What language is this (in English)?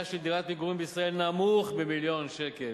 Hebrew